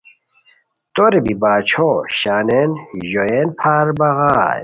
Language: Khowar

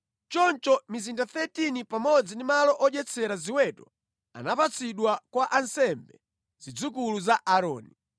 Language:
Nyanja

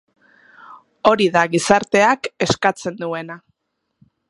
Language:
Basque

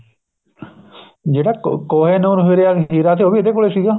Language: Punjabi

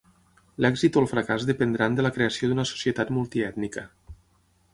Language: Catalan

